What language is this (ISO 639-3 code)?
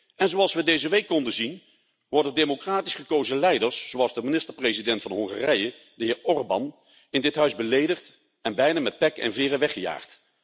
nld